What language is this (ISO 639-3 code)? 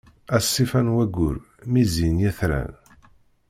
kab